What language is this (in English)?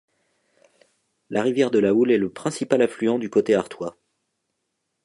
French